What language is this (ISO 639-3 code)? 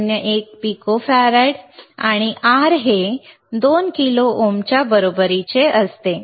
mar